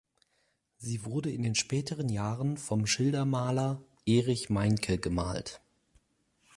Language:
German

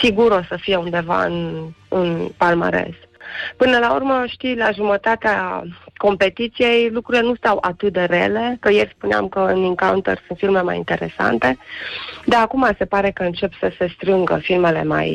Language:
Romanian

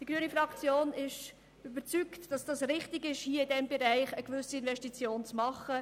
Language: Swiss German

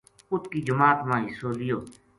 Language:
Gujari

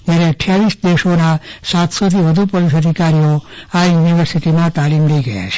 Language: Gujarati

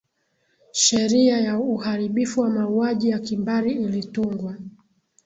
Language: Swahili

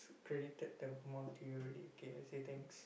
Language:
English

